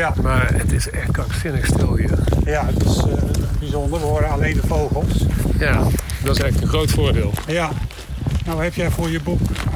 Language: Dutch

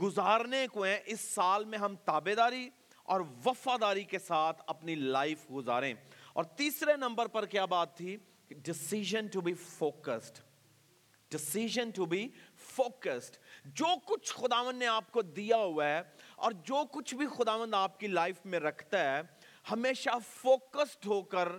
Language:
Urdu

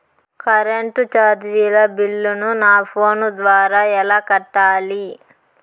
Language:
Telugu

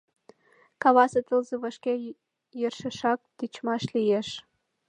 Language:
Mari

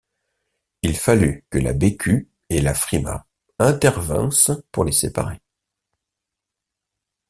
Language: French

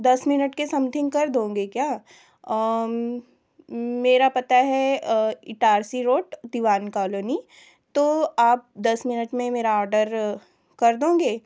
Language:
Hindi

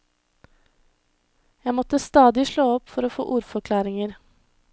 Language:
Norwegian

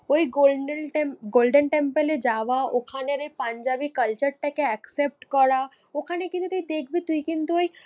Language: Bangla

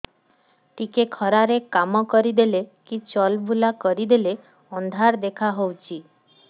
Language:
Odia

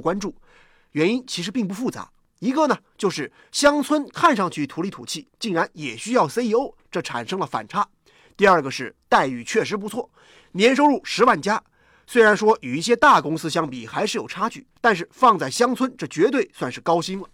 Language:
Chinese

